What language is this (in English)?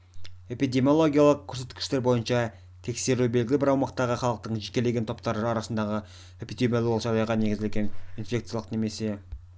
Kazakh